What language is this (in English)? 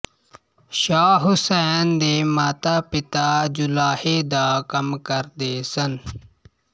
Punjabi